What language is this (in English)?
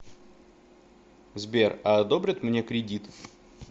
Russian